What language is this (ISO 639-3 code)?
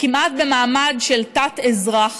heb